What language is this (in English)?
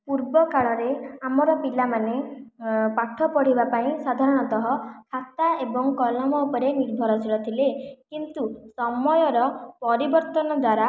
Odia